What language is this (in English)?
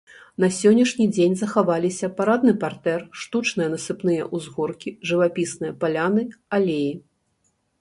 Belarusian